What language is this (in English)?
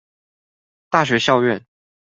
Chinese